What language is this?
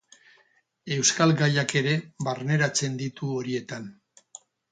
Basque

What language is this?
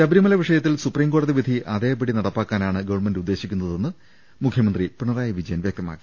Malayalam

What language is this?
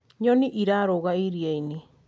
Kikuyu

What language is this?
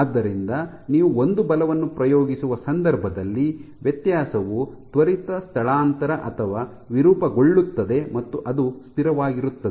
Kannada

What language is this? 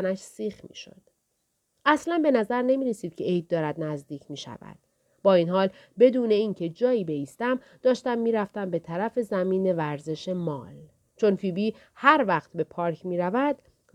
Persian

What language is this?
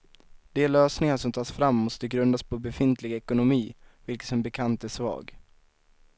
Swedish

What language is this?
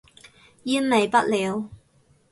Cantonese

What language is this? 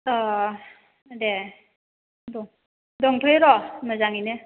Bodo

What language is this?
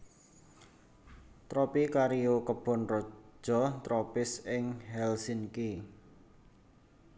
Javanese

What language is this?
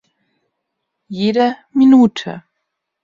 German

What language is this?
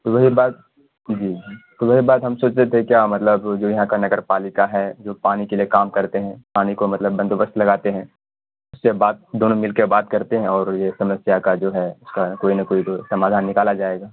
Urdu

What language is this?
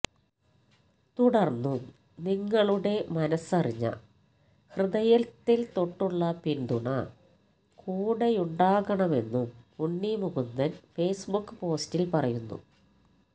Malayalam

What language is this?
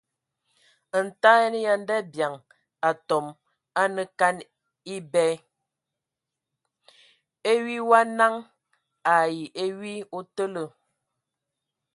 Ewondo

